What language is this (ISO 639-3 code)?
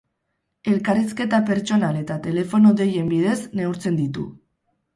eus